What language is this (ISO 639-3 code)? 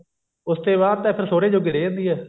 pan